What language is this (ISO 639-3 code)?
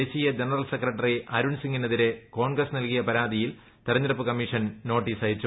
mal